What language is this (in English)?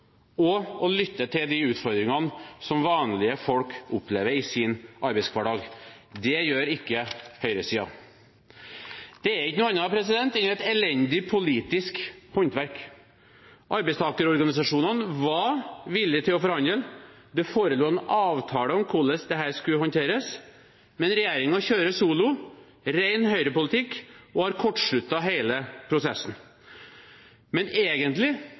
Norwegian Bokmål